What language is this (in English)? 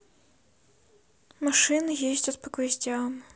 Russian